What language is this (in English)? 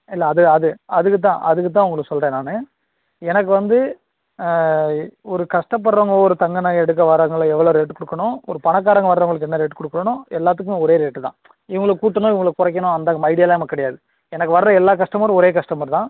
Tamil